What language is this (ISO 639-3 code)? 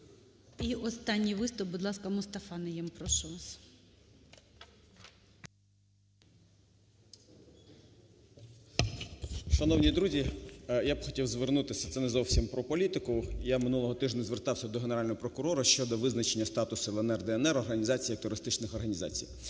ukr